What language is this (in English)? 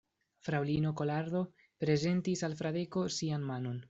Esperanto